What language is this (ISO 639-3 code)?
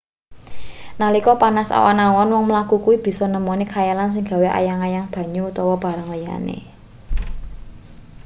jav